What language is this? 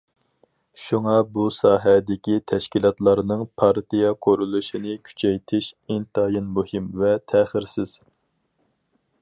Uyghur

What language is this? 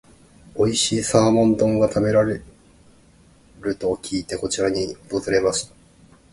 Japanese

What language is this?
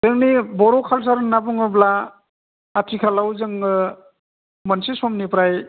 Bodo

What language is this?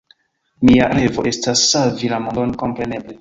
Esperanto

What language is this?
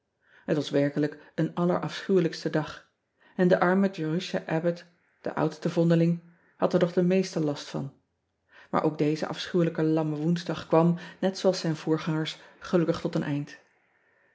Dutch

